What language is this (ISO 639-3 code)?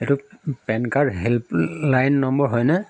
asm